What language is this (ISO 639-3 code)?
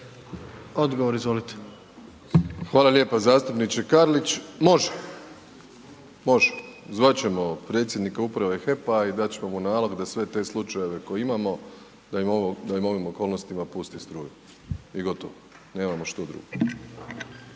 hrv